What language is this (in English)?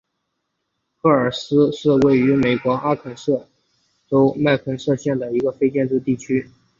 Chinese